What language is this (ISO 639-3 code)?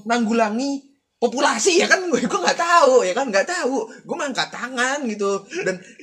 ind